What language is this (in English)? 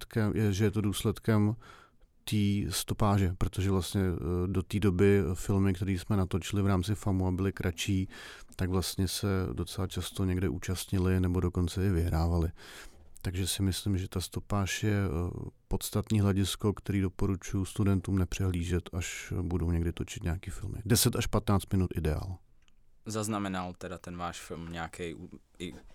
Czech